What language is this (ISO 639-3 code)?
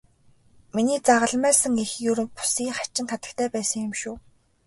mon